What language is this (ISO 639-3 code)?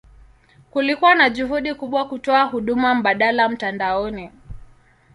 swa